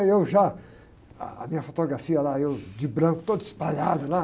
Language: Portuguese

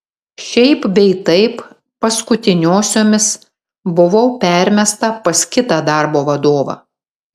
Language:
Lithuanian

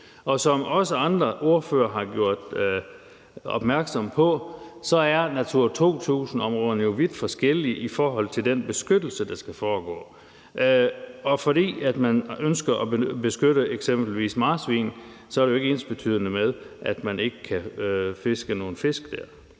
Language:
Danish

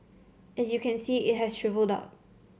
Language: English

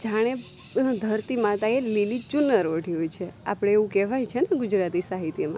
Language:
Gujarati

